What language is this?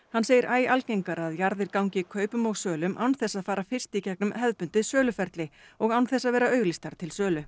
Icelandic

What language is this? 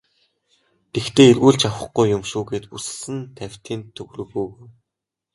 Mongolian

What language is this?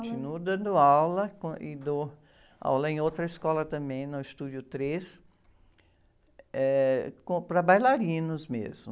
Portuguese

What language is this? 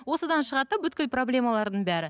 Kazakh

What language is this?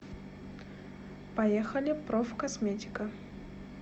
Russian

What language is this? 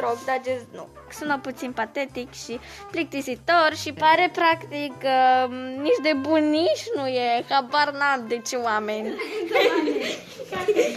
Romanian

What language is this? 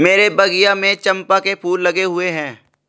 Hindi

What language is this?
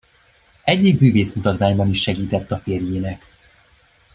Hungarian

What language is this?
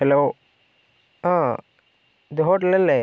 Malayalam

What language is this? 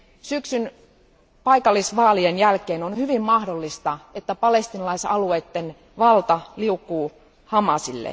Finnish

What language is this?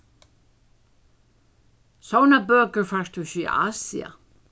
Faroese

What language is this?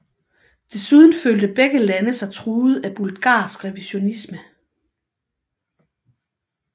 Danish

